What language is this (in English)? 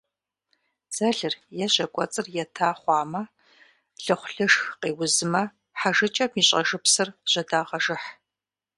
Kabardian